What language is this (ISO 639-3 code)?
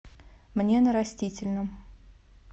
rus